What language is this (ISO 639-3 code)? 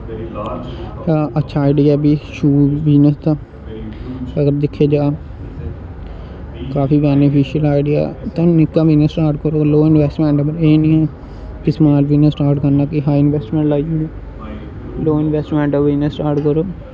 doi